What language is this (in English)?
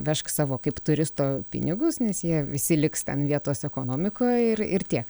Lithuanian